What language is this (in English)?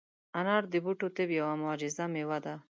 Pashto